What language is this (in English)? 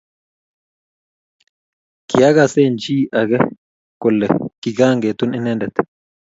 Kalenjin